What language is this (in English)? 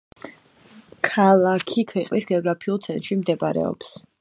Georgian